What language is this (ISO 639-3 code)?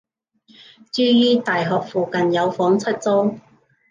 yue